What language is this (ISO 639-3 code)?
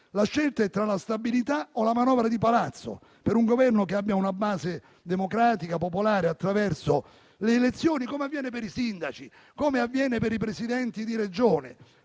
ita